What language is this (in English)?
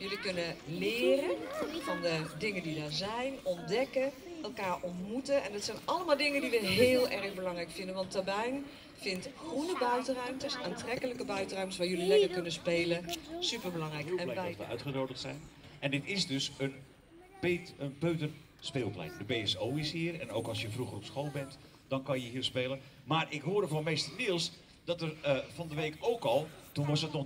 Dutch